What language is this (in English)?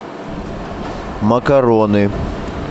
Russian